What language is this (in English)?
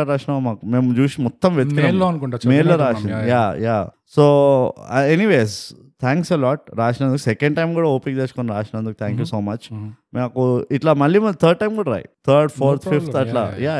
Telugu